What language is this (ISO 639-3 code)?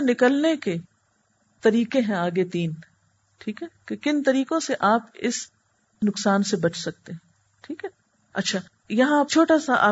urd